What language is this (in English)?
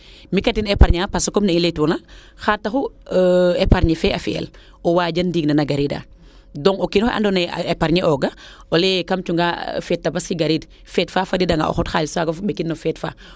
Serer